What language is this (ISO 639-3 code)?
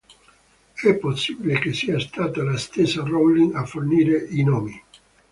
ita